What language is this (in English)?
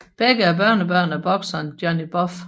Danish